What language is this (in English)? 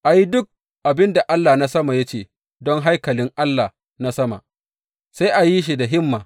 Hausa